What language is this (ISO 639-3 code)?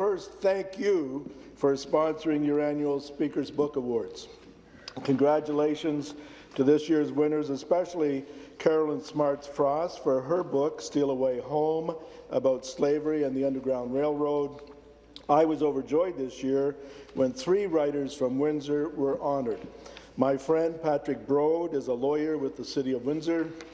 eng